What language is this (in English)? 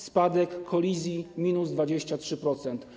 Polish